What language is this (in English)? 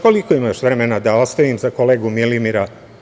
Serbian